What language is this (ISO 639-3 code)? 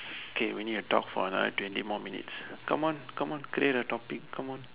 eng